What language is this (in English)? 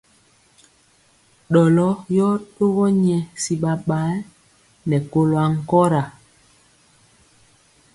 Mpiemo